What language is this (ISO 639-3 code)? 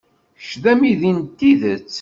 kab